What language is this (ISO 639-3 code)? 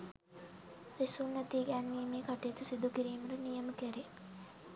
sin